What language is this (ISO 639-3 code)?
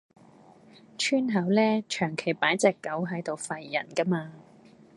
yue